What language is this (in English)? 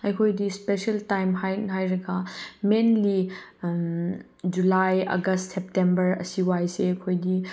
Manipuri